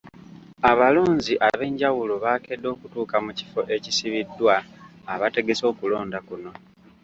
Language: Ganda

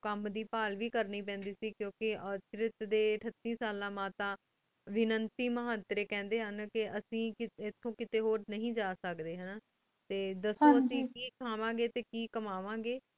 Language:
Punjabi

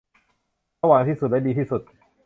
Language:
Thai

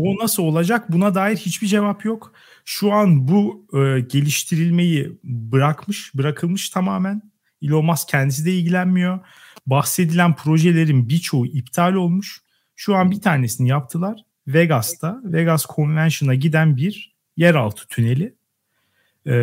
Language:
Turkish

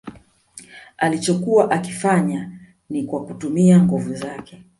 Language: Swahili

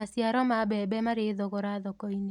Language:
Kikuyu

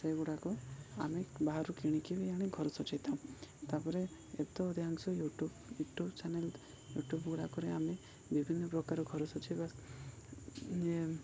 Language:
Odia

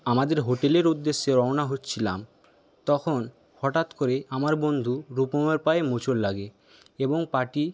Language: Bangla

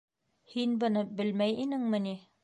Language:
Bashkir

